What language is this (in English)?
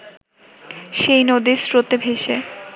Bangla